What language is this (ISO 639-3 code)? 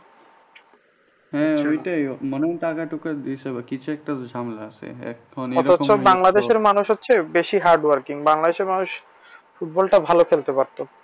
ben